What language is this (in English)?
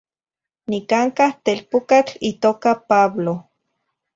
Zacatlán-Ahuacatlán-Tepetzintla Nahuatl